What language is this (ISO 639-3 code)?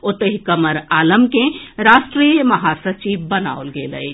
mai